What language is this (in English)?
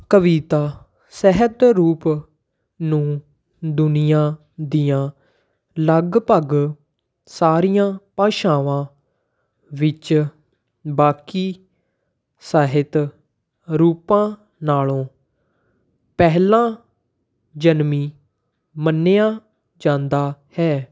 Punjabi